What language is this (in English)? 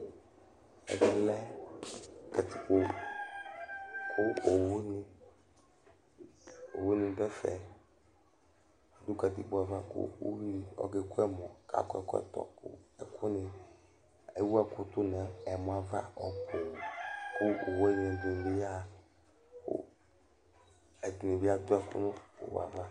Ikposo